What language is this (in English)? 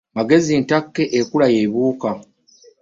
Ganda